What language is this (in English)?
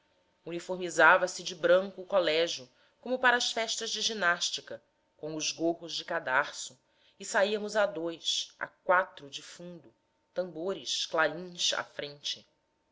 Portuguese